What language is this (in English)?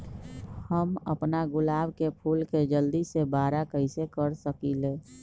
Magahi